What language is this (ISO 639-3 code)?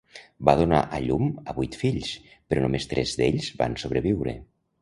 cat